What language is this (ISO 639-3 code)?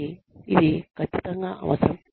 tel